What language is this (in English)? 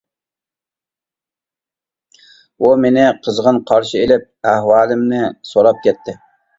Uyghur